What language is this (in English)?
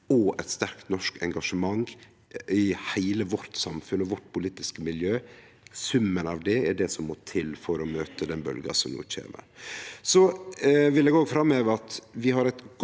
Norwegian